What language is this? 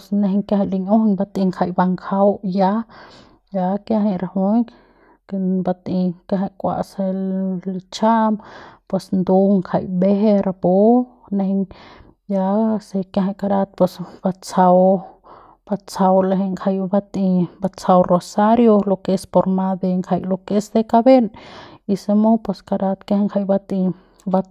Central Pame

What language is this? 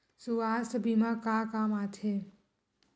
Chhattisgarhi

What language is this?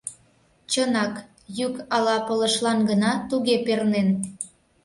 Mari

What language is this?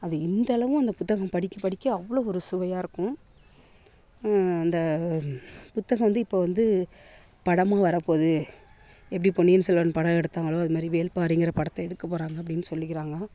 Tamil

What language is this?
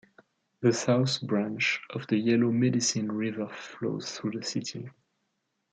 English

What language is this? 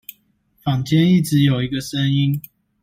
Chinese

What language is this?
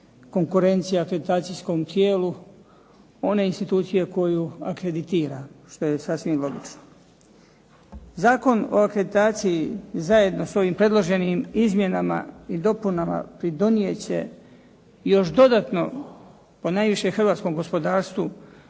Croatian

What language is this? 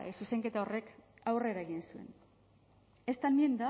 Basque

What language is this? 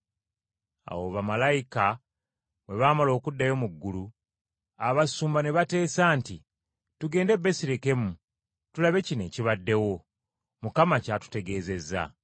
Ganda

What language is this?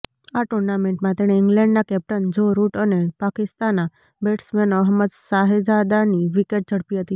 Gujarati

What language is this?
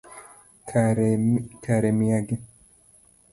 Luo (Kenya and Tanzania)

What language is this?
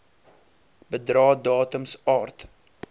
Afrikaans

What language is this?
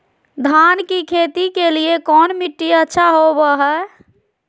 Magahi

